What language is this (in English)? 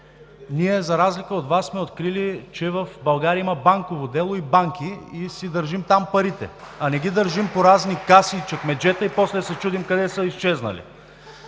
Bulgarian